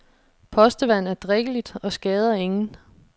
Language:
Danish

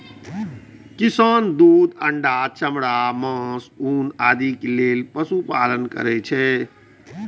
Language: Maithili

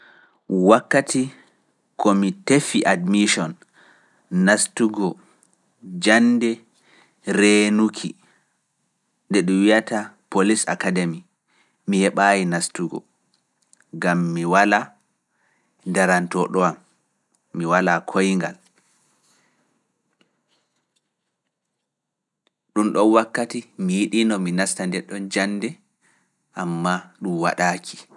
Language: Fula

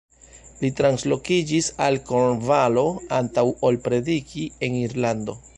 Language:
Esperanto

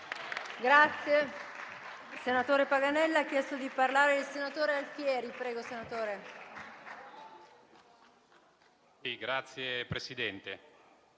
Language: Italian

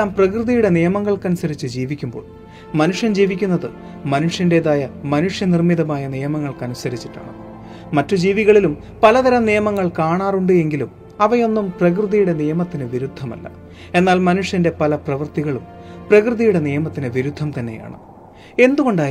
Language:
Malayalam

